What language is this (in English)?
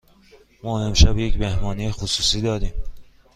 Persian